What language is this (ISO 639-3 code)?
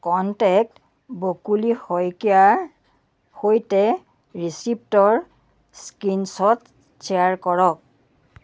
asm